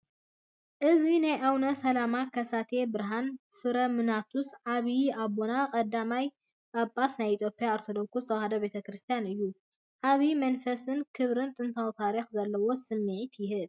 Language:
Tigrinya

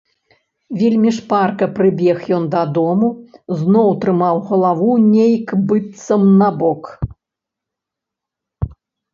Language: Belarusian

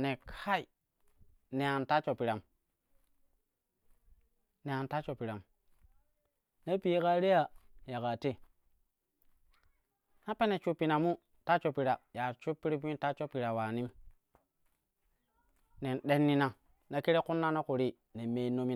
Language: Kushi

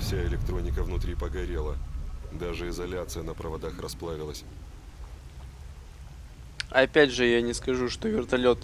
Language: Russian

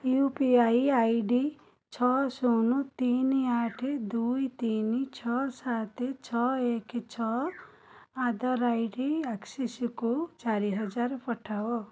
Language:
Odia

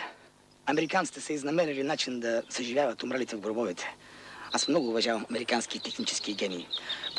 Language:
Bulgarian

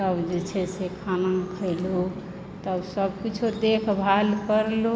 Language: Maithili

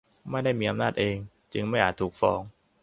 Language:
Thai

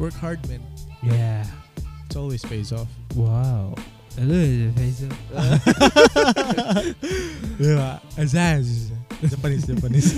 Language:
Filipino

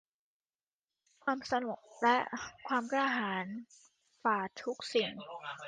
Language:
Thai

